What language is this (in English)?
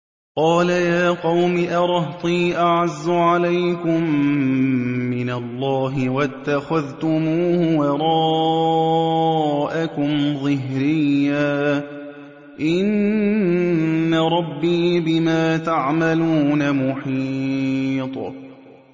Arabic